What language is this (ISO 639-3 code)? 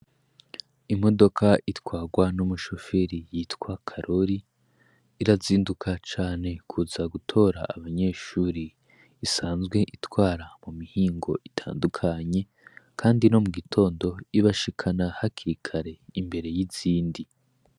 run